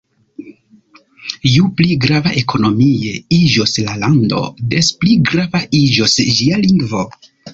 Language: Esperanto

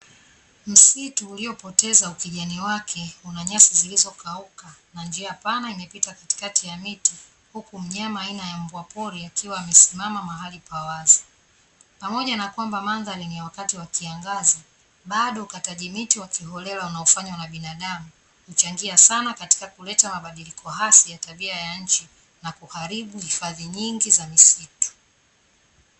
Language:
Swahili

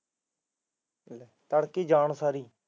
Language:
Punjabi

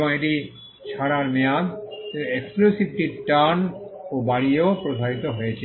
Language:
Bangla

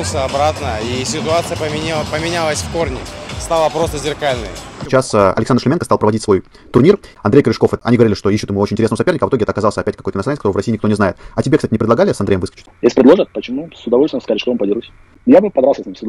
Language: Russian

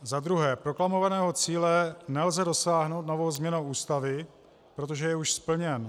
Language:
Czech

